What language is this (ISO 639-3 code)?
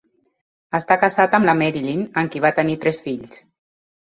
cat